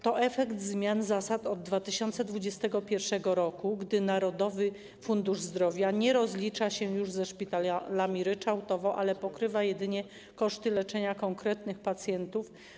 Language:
Polish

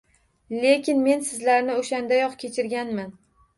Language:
Uzbek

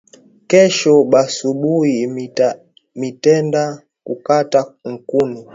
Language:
Swahili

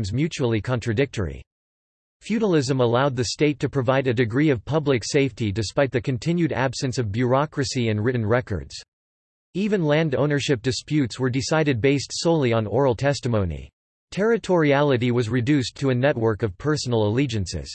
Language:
English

